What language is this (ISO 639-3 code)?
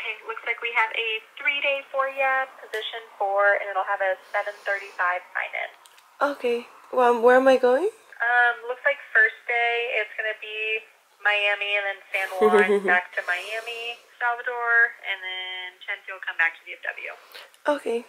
spa